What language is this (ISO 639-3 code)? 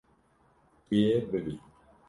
kur